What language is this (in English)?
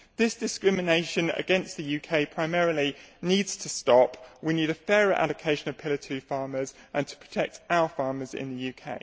English